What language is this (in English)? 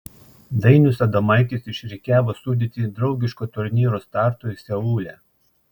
Lithuanian